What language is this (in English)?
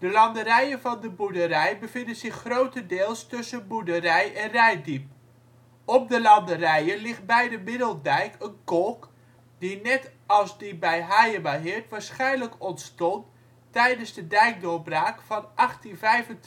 Dutch